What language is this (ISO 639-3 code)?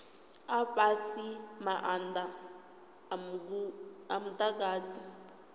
ven